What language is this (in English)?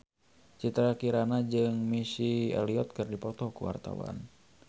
Sundanese